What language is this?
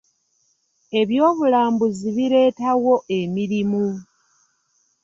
Ganda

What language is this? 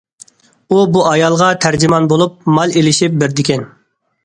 Uyghur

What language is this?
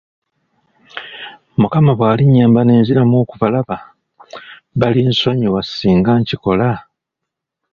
Ganda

